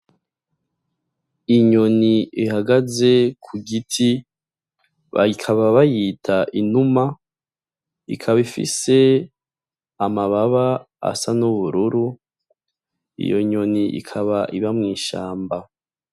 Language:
Rundi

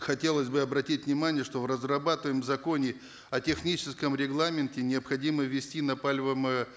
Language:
Kazakh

